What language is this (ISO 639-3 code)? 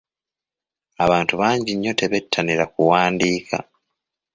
lug